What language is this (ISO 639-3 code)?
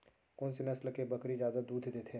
hne